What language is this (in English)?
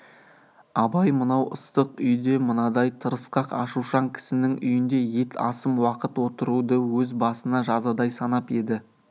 Kazakh